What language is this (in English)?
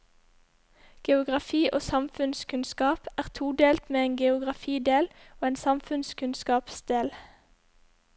Norwegian